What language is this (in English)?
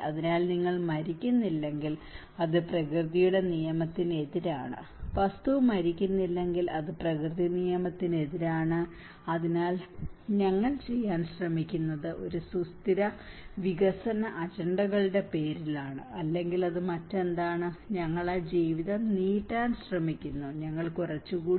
Malayalam